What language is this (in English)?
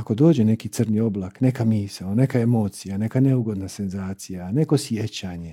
Croatian